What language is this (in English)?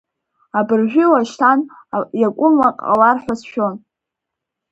Abkhazian